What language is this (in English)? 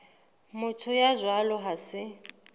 Southern Sotho